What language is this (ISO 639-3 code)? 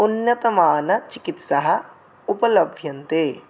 san